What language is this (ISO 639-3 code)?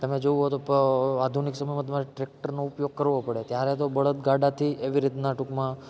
guj